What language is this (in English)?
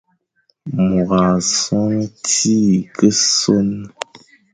Fang